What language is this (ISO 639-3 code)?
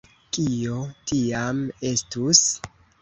epo